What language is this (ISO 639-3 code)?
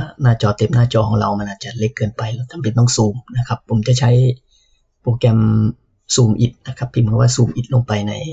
tha